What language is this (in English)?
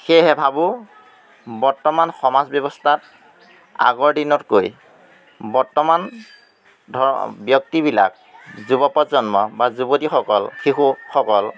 Assamese